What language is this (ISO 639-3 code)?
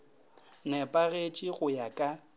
nso